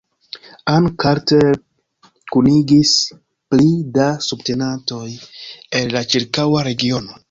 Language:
Esperanto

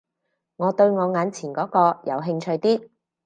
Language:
Cantonese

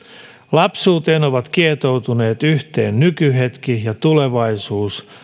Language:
Finnish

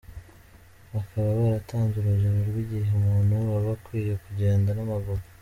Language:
Kinyarwanda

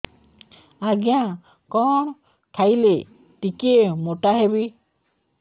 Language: Odia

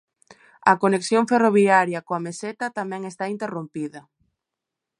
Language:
Galician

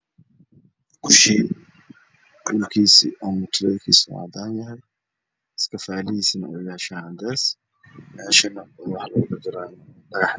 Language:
Somali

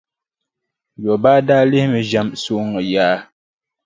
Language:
Dagbani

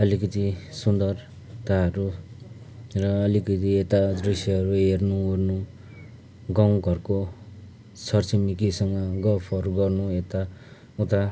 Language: Nepali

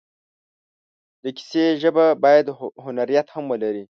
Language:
Pashto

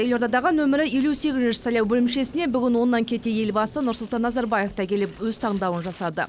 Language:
Kazakh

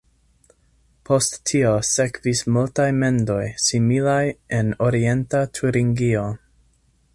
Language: Esperanto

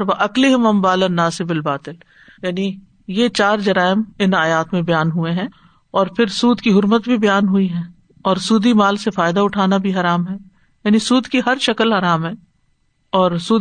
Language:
Urdu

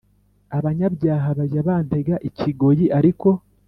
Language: Kinyarwanda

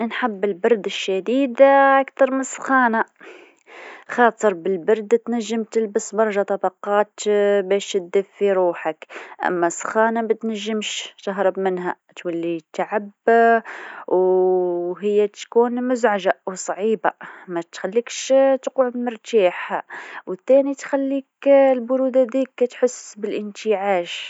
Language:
Tunisian Arabic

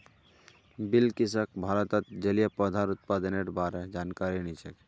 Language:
Magahi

